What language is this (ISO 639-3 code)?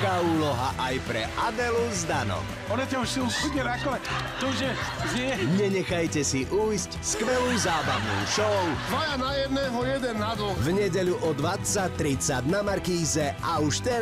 hin